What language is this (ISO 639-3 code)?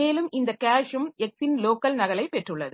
tam